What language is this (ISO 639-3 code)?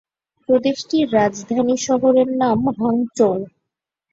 ben